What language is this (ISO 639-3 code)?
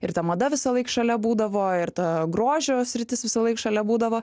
lit